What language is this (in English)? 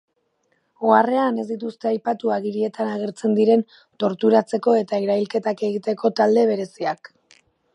Basque